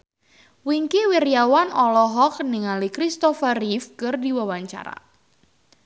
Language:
Sundanese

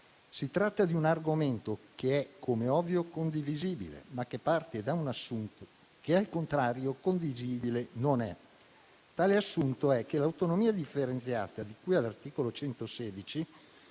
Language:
Italian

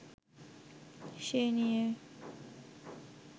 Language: Bangla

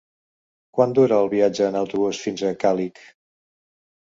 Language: Catalan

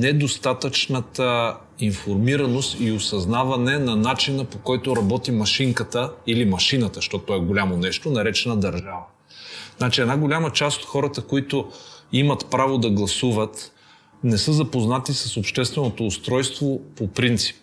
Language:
Bulgarian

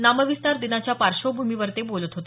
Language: Marathi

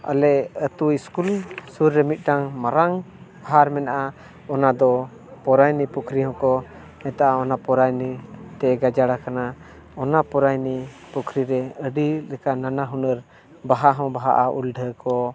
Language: Santali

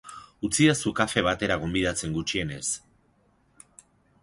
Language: Basque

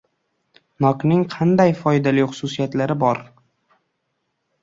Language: Uzbek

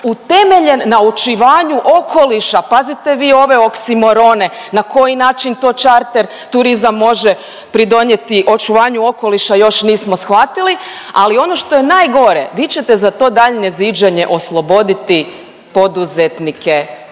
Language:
Croatian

